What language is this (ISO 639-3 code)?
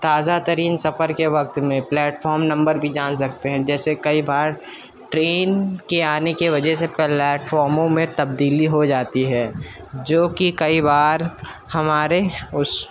urd